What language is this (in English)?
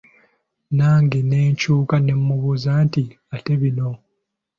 Ganda